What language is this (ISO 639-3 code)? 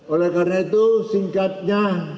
ind